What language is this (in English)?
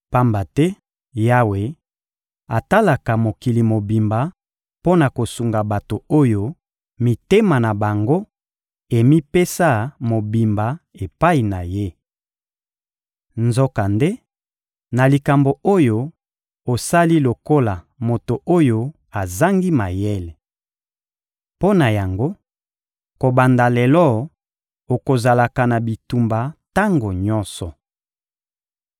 Lingala